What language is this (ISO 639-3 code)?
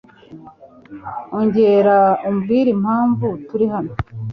kin